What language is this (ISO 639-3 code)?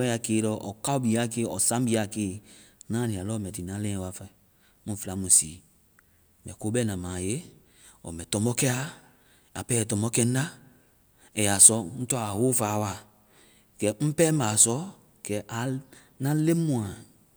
vai